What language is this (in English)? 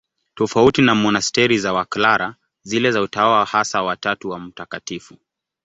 Swahili